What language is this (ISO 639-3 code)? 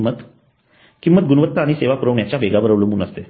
mar